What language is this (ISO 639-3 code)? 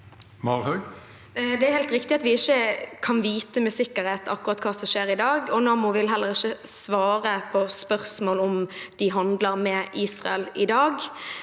nor